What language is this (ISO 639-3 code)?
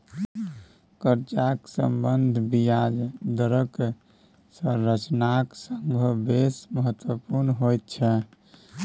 mai